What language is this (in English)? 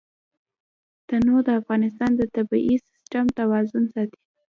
Pashto